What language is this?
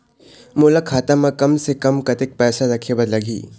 Chhattisgarhi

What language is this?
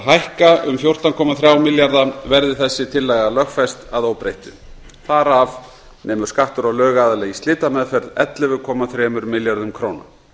Icelandic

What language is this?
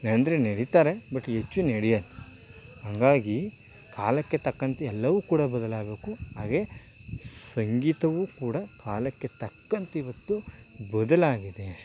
Kannada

